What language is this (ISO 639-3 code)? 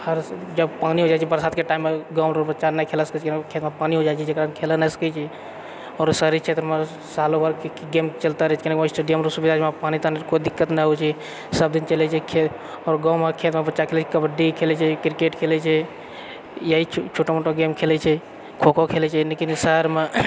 mai